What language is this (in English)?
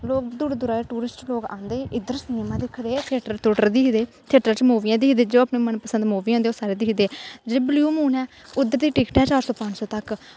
Dogri